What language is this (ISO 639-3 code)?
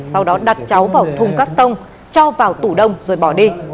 vie